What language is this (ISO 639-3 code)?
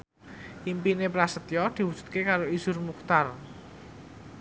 jav